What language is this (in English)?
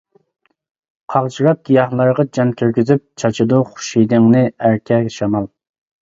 Uyghur